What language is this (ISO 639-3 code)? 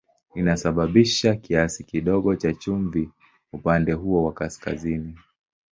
swa